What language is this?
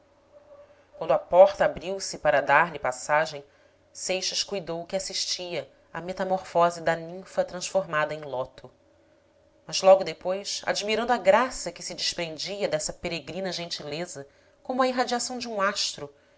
Portuguese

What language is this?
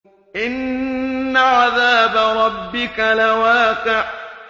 Arabic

